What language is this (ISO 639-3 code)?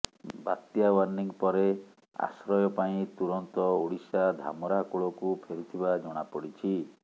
ori